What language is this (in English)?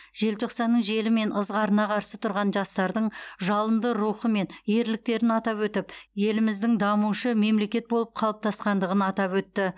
Kazakh